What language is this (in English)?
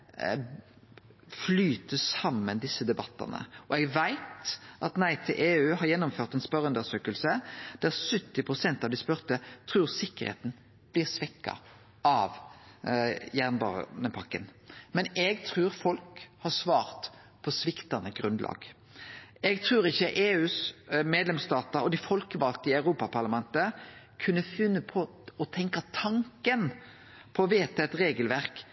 Norwegian Nynorsk